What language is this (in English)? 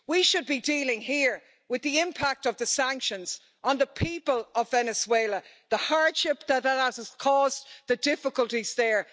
English